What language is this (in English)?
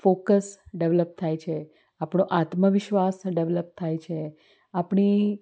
Gujarati